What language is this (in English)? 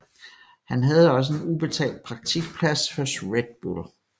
Danish